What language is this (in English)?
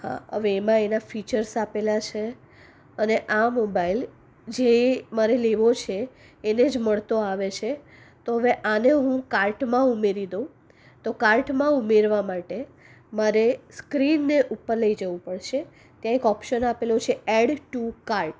Gujarati